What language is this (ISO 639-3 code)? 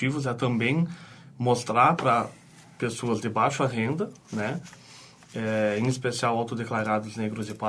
por